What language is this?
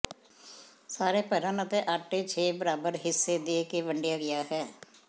Punjabi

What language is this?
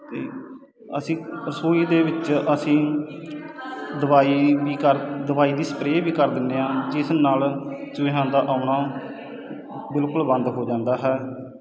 Punjabi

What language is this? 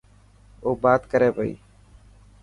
Dhatki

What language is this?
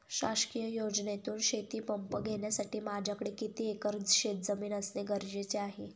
Marathi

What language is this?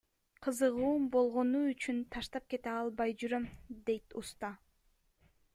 Kyrgyz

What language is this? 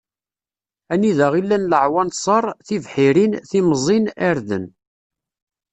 Kabyle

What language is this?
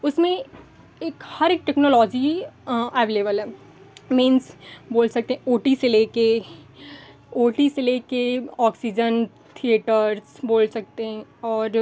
Hindi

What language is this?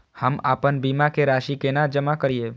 Maithili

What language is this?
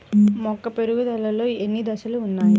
Telugu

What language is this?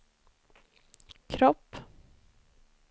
Swedish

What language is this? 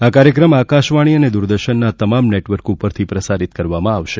Gujarati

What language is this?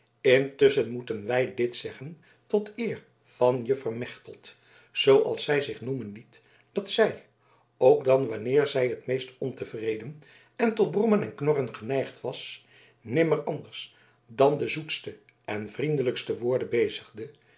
Dutch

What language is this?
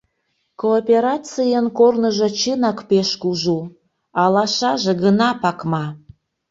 Mari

